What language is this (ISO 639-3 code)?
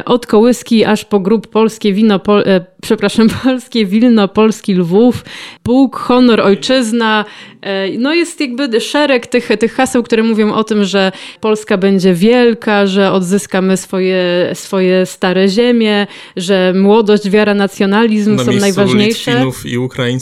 pol